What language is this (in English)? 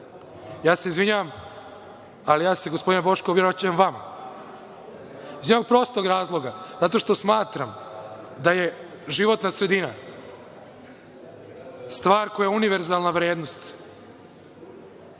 Serbian